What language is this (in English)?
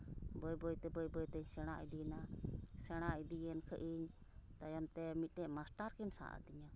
Santali